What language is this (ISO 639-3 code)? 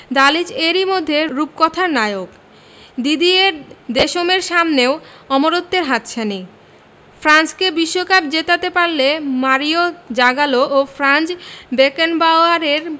ben